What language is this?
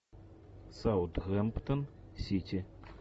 Russian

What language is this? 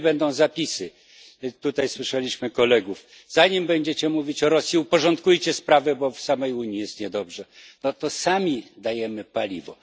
Polish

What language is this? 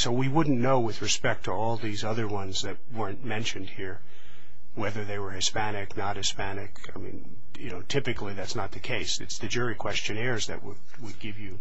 English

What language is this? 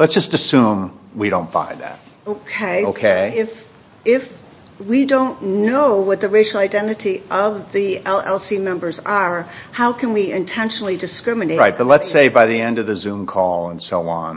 English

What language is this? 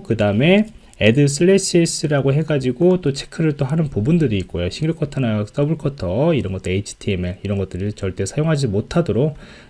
Korean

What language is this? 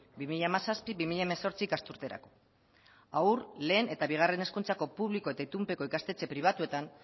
Basque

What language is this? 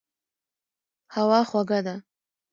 Pashto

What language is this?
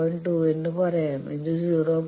Malayalam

